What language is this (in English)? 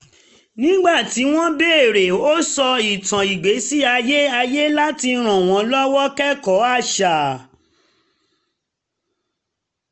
Yoruba